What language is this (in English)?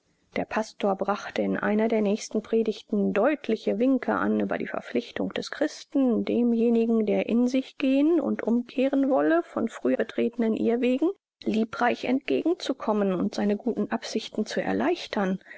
German